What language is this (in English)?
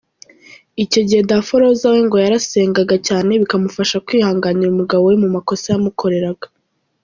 Kinyarwanda